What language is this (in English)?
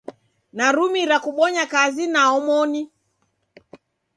Taita